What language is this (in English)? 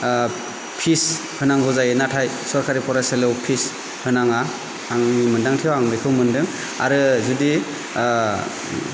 Bodo